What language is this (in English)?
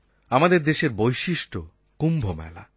Bangla